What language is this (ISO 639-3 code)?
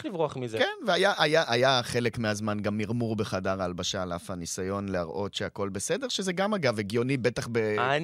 heb